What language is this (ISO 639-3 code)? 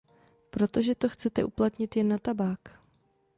ces